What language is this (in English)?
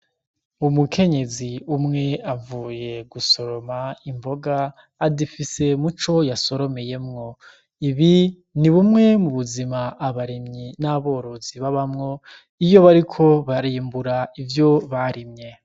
Rundi